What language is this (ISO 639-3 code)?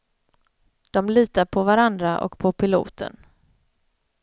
swe